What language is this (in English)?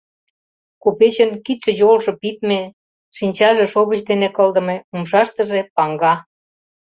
Mari